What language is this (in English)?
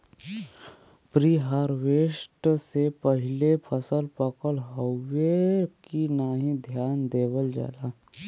Bhojpuri